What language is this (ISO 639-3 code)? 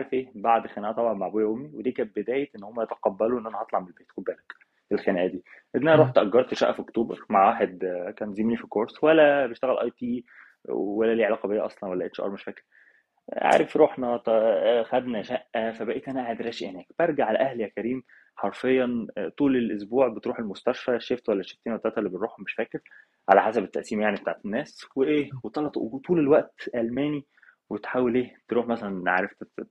ara